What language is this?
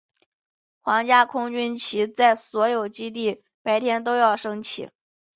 Chinese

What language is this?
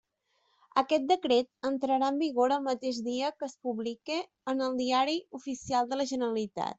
Catalan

